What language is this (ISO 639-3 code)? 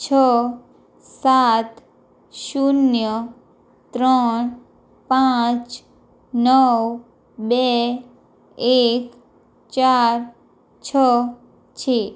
guj